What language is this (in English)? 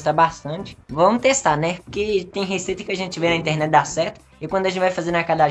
Portuguese